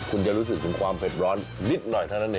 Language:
Thai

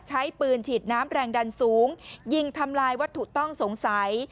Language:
Thai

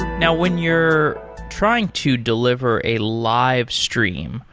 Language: English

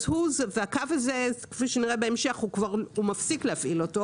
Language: Hebrew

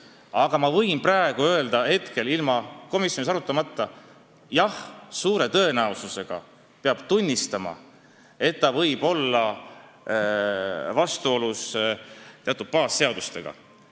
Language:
Estonian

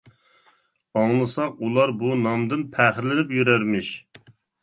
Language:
Uyghur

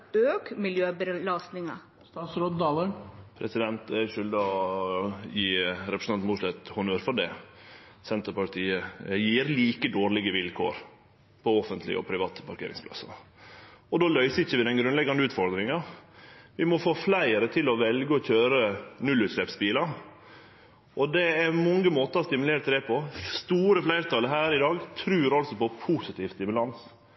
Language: Norwegian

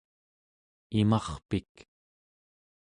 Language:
Central Yupik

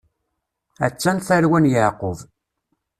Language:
Kabyle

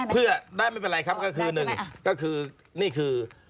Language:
Thai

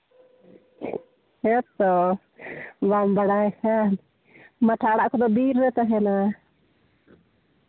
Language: Santali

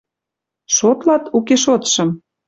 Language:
Western Mari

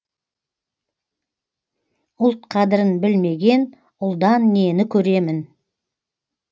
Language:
Kazakh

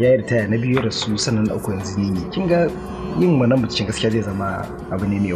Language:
Arabic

